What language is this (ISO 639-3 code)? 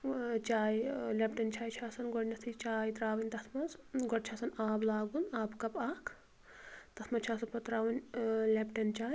kas